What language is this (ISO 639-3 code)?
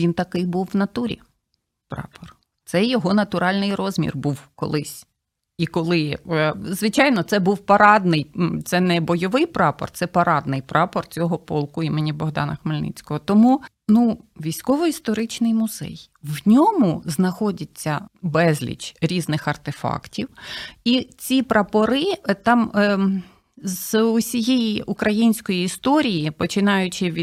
ukr